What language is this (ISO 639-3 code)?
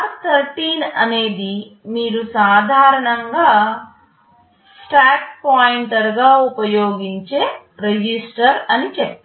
tel